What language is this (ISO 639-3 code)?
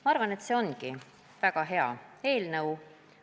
est